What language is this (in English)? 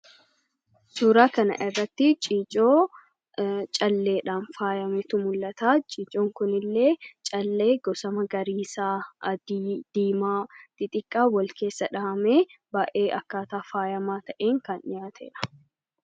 Oromo